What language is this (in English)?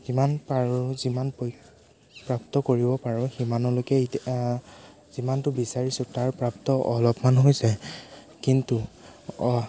Assamese